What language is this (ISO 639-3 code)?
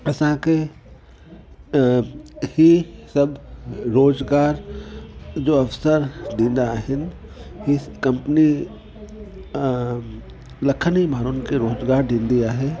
snd